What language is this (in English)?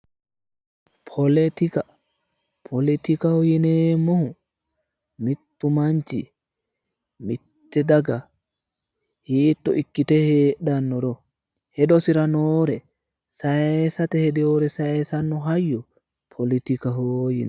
Sidamo